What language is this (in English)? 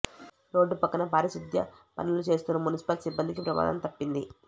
Telugu